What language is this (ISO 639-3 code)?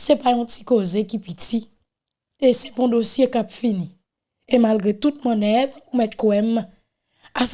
fra